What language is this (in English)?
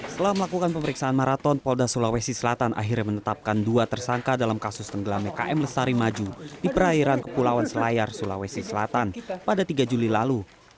Indonesian